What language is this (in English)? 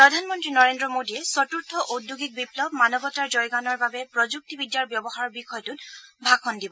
Assamese